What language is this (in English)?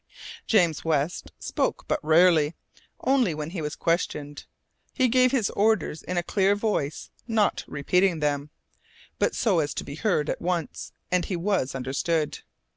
English